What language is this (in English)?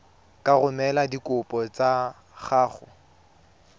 Tswana